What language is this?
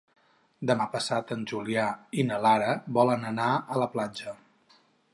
Catalan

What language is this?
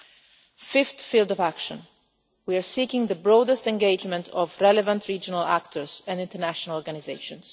English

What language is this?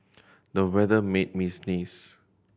English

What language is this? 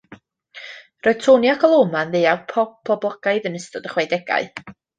Welsh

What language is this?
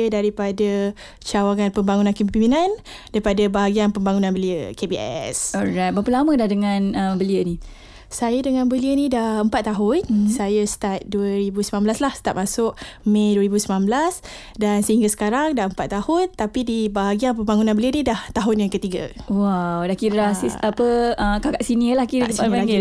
Malay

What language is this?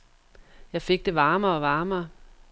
Danish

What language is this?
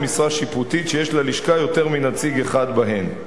Hebrew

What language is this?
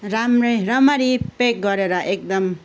Nepali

